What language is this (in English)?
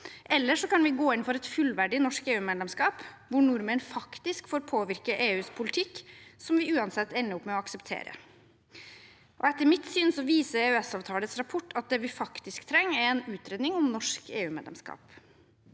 Norwegian